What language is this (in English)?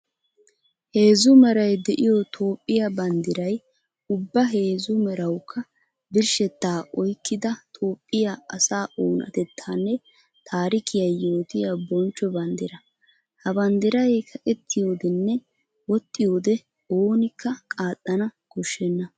Wolaytta